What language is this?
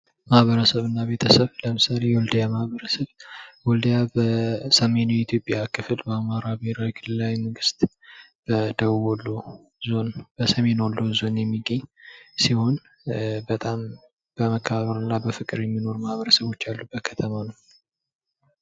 Amharic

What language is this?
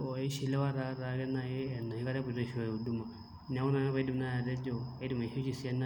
Masai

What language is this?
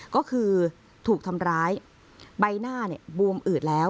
Thai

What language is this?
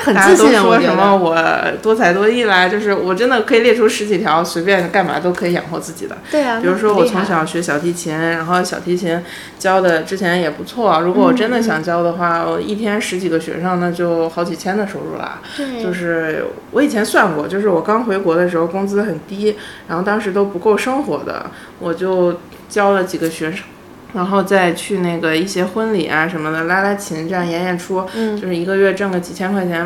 Chinese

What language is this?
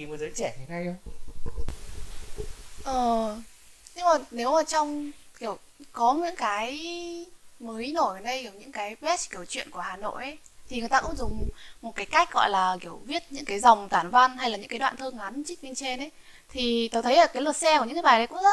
Vietnamese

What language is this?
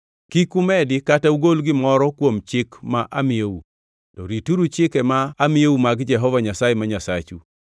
Luo (Kenya and Tanzania)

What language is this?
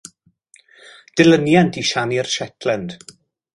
Welsh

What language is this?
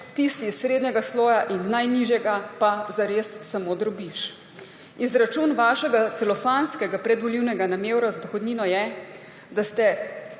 Slovenian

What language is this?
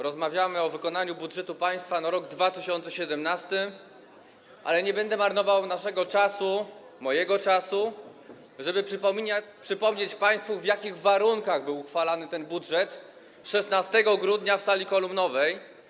Polish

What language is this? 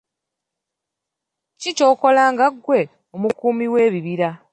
Ganda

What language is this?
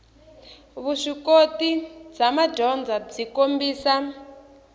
Tsonga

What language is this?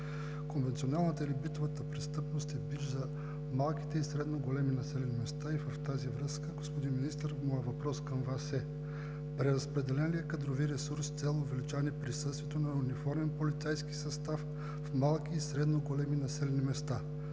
Bulgarian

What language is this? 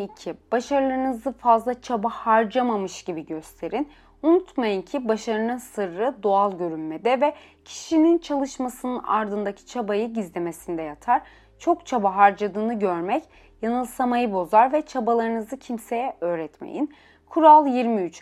Turkish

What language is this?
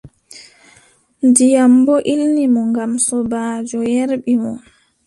Adamawa Fulfulde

